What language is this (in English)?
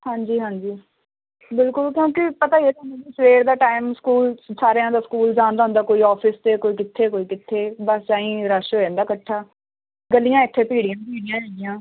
Punjabi